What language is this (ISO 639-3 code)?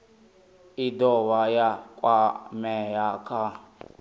ven